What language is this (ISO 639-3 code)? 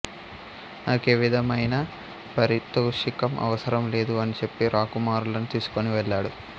tel